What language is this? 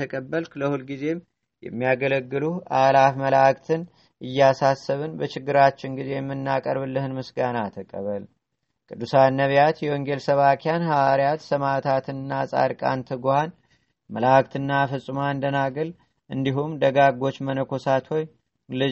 Amharic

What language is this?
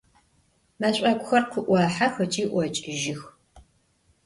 Adyghe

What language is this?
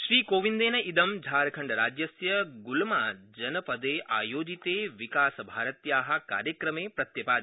Sanskrit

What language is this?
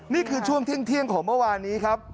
Thai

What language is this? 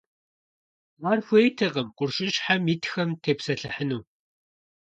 Kabardian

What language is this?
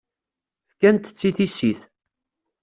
Kabyle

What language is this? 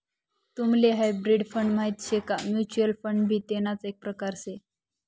Marathi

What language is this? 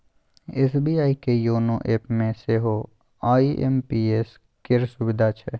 Maithili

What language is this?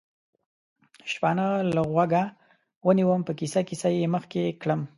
Pashto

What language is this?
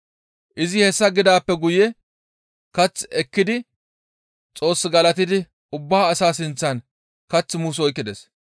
Gamo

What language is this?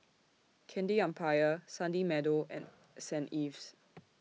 English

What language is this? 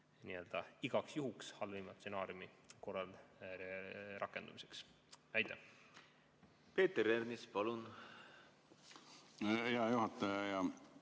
Estonian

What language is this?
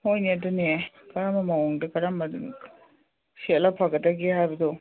Manipuri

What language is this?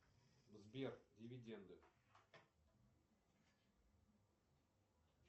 Russian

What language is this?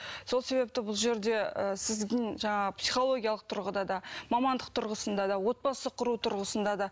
Kazakh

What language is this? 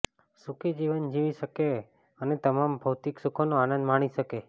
Gujarati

